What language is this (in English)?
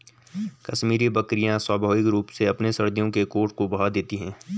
Hindi